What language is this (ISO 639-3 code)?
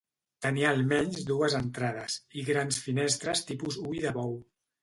cat